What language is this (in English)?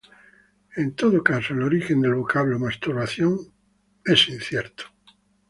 Spanish